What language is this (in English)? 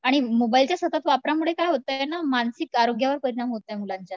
Marathi